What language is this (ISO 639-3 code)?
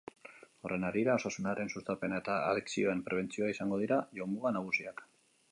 eus